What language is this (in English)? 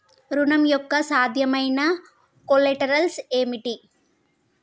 Telugu